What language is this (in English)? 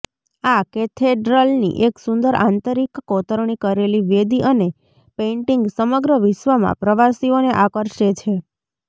Gujarati